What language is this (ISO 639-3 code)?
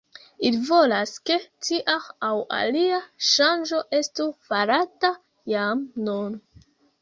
epo